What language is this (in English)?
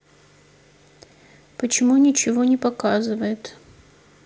Russian